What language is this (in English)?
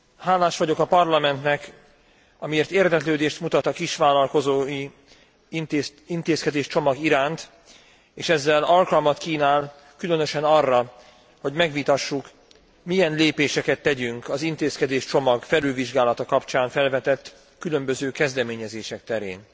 Hungarian